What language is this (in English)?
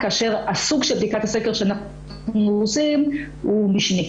Hebrew